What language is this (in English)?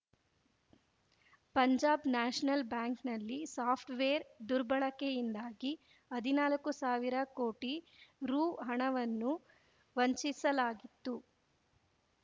Kannada